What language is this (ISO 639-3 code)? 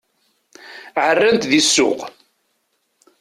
kab